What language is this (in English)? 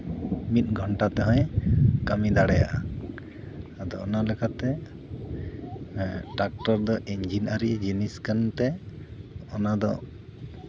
Santali